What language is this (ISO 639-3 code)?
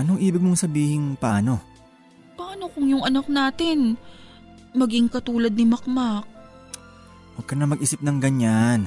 fil